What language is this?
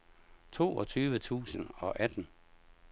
Danish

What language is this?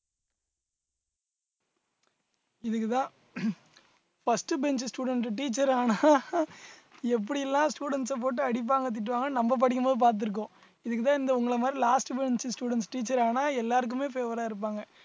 Tamil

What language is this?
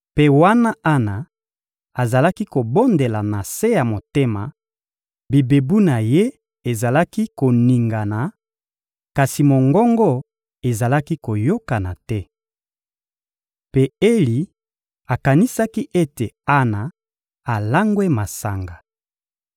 Lingala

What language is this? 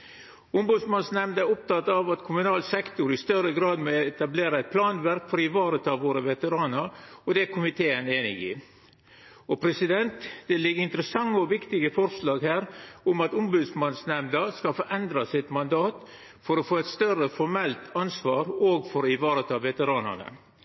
Norwegian Nynorsk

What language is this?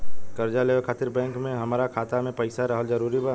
Bhojpuri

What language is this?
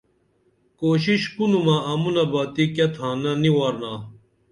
Dameli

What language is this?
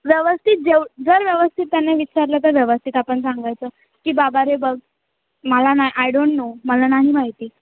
Marathi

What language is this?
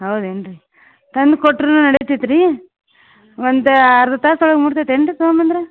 Kannada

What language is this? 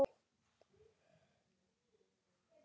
Icelandic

